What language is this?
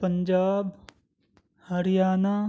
Urdu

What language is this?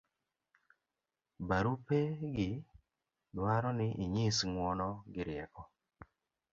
Luo (Kenya and Tanzania)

